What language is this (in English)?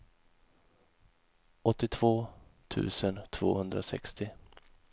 Swedish